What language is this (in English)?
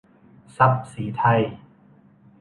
Thai